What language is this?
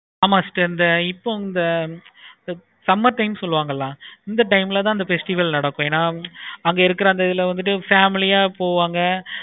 Tamil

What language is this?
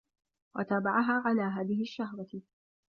Arabic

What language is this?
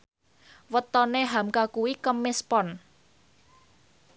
Javanese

